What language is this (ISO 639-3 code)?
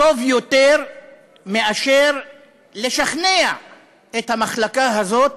heb